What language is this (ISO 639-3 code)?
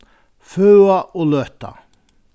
fao